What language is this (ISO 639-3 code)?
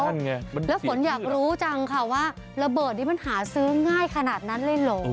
tha